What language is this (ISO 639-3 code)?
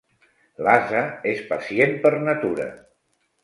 cat